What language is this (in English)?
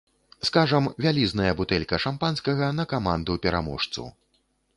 Belarusian